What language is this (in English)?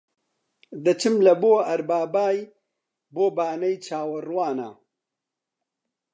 Central Kurdish